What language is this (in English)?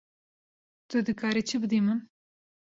Kurdish